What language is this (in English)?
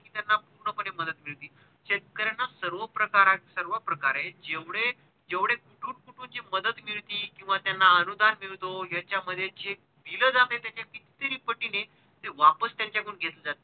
Marathi